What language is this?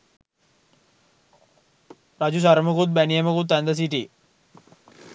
Sinhala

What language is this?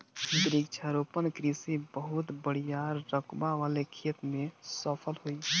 Bhojpuri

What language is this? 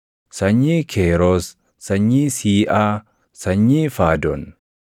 Oromo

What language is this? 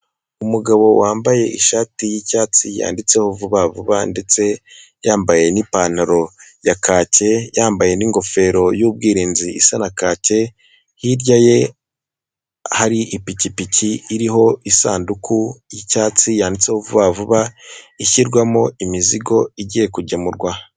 Kinyarwanda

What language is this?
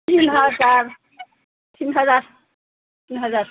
Bodo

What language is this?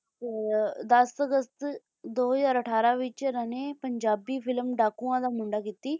Punjabi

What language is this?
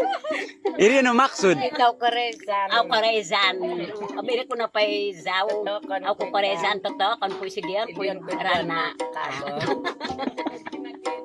Malay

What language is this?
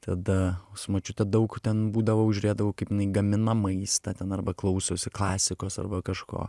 Lithuanian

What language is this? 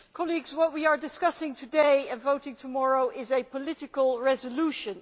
English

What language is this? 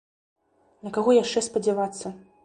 Belarusian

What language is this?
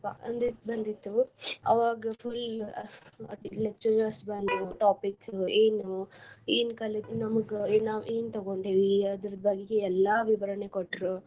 Kannada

